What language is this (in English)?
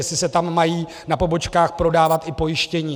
Czech